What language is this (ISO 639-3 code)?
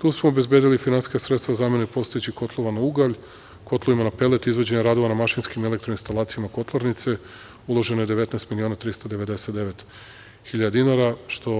srp